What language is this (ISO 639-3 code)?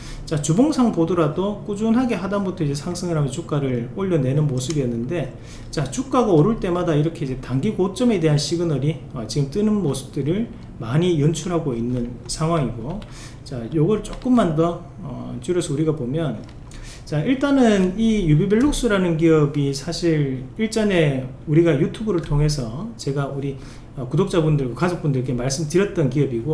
kor